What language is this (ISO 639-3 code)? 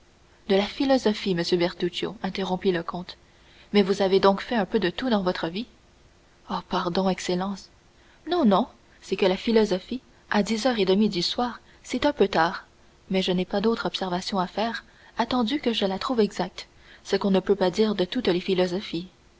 fra